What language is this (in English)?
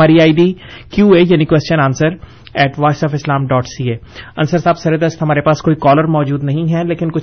Urdu